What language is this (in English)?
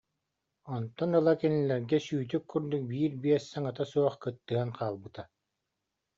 Yakut